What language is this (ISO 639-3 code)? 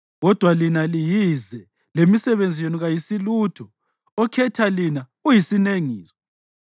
nde